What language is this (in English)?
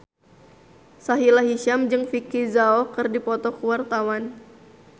Sundanese